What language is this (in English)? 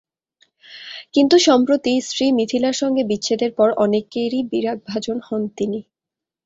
Bangla